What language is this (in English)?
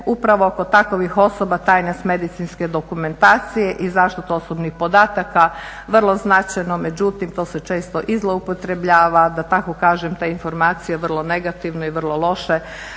Croatian